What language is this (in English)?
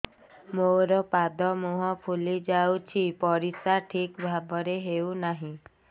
Odia